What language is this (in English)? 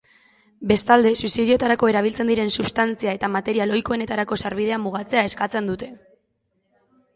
Basque